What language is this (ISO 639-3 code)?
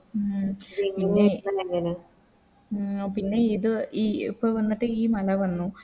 mal